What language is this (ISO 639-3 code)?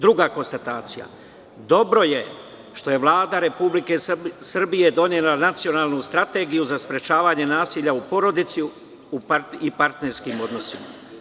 srp